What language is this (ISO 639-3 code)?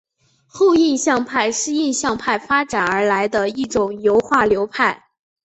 zho